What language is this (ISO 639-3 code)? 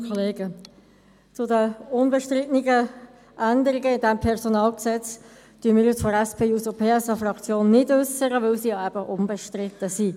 gsw